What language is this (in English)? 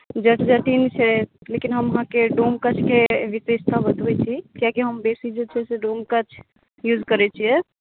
Maithili